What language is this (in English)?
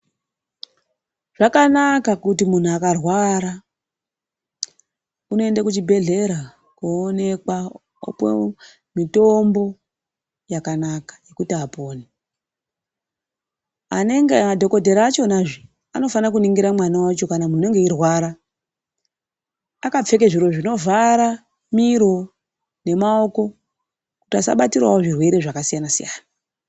Ndau